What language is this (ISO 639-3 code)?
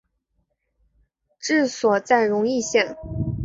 zho